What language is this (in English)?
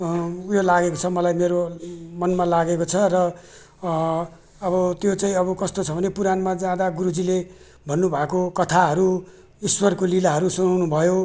Nepali